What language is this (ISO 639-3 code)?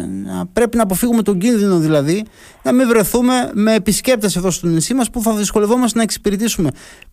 ell